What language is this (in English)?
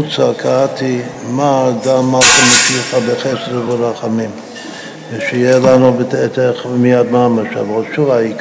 Hebrew